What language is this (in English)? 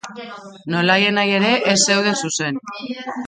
Basque